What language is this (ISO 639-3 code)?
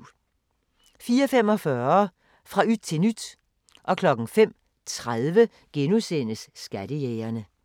dan